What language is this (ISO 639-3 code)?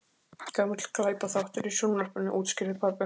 isl